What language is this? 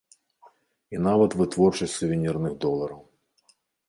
Belarusian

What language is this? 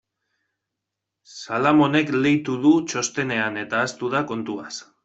Basque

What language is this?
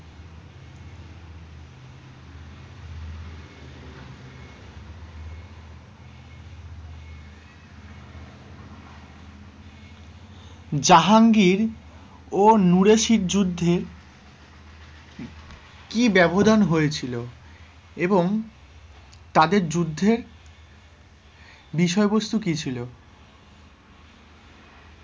Bangla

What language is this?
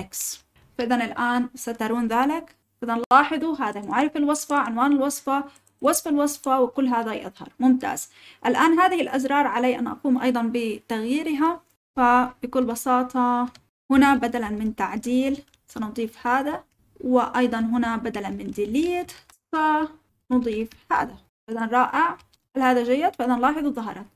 Arabic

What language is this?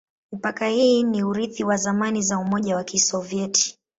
Swahili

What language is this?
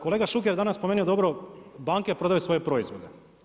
Croatian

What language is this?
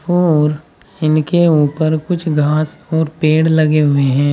Hindi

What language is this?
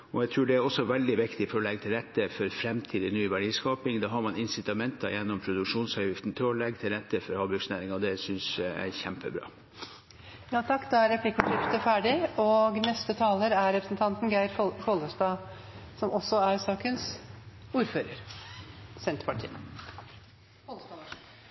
Norwegian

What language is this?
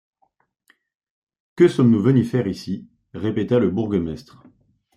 French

